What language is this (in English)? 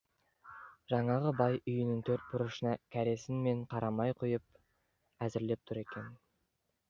Kazakh